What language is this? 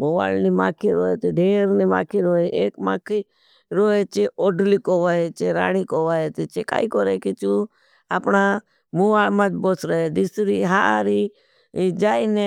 Bhili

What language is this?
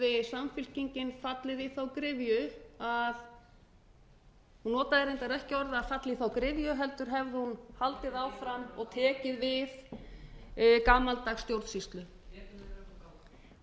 Icelandic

